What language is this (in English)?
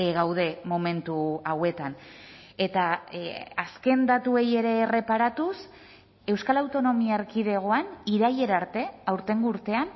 Basque